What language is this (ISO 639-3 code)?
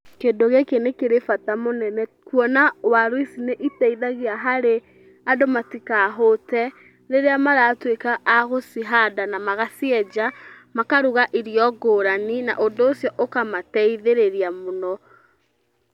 kik